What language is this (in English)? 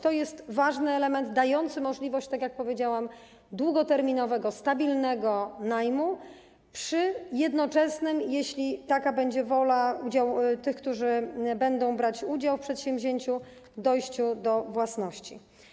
Polish